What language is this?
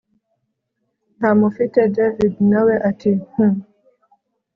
Kinyarwanda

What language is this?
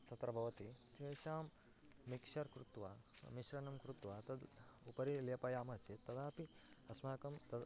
Sanskrit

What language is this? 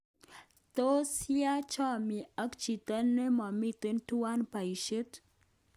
Kalenjin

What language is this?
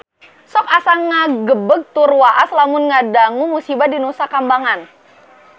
Sundanese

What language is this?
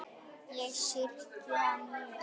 Icelandic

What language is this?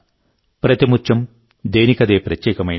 Telugu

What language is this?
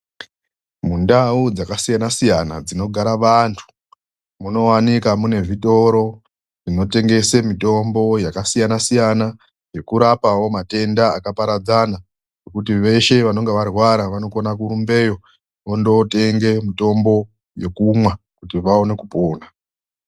Ndau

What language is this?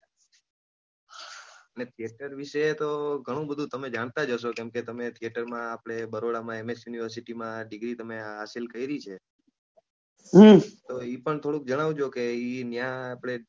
Gujarati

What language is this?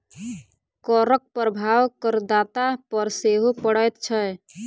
Maithili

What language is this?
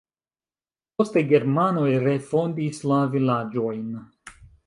Esperanto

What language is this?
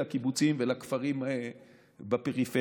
Hebrew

